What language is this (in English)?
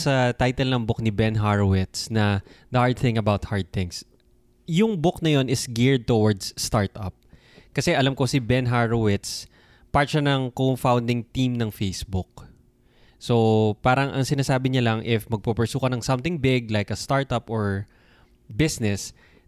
Filipino